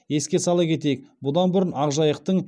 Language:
Kazakh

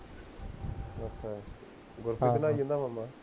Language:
Punjabi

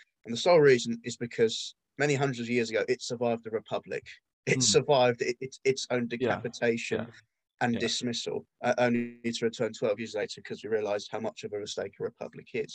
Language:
English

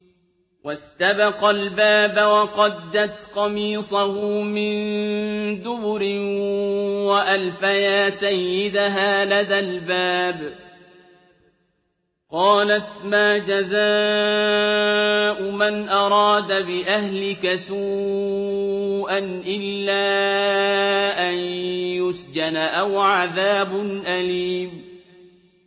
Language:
Arabic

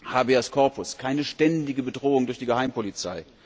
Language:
German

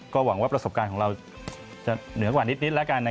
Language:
Thai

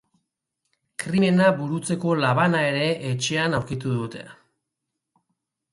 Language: Basque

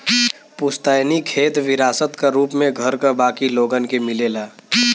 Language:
Bhojpuri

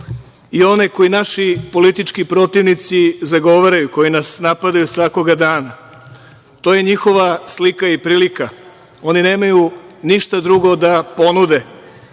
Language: Serbian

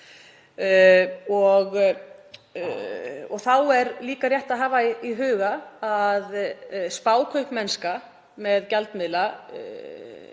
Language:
Icelandic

